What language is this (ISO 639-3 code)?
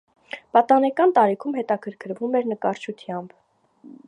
hye